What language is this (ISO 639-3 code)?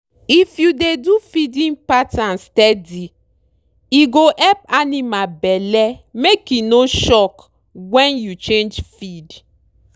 pcm